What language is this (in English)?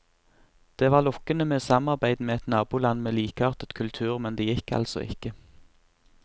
Norwegian